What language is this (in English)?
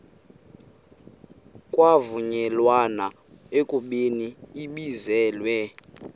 Xhosa